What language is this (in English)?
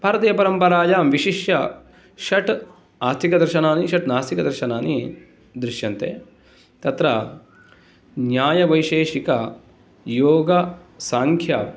Sanskrit